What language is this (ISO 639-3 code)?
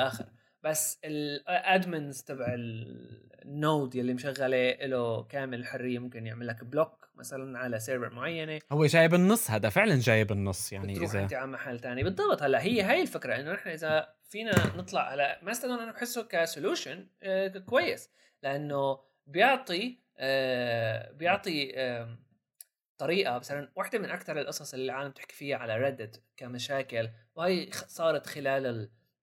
ara